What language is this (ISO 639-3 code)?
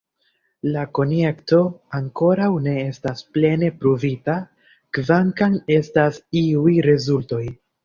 epo